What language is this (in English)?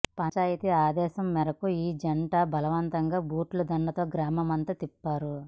Telugu